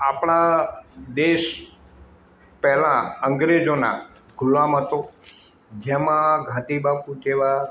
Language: Gujarati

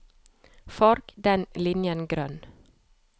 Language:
Norwegian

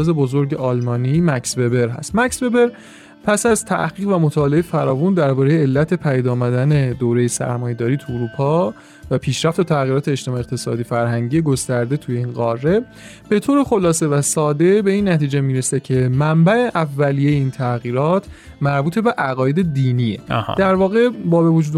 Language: Persian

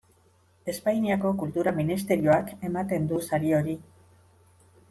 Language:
Basque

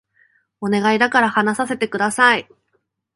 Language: Japanese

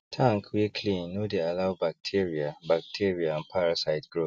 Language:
Nigerian Pidgin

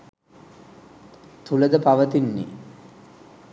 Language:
Sinhala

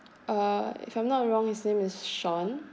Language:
English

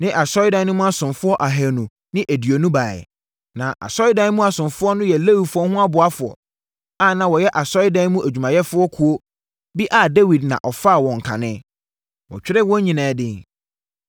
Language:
Akan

